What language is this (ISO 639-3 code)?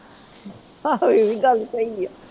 pan